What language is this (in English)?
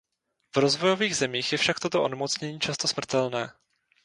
Czech